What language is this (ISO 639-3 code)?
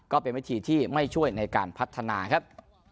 tha